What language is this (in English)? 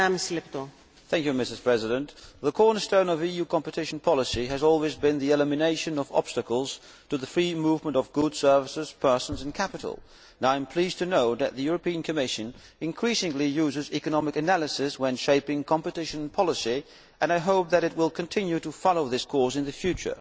English